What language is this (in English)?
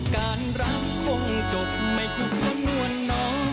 Thai